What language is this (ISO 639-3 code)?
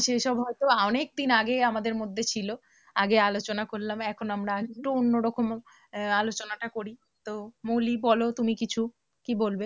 ben